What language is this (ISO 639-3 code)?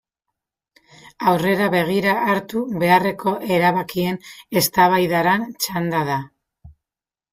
eus